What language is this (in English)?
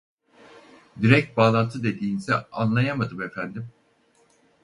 Turkish